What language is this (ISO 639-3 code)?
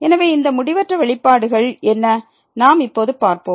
tam